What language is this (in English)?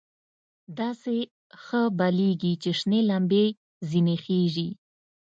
Pashto